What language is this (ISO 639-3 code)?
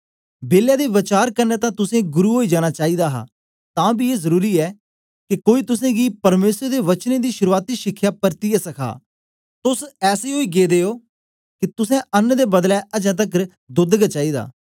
doi